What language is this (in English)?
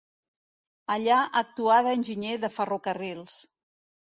Catalan